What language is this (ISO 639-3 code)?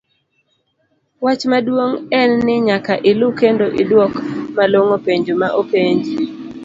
luo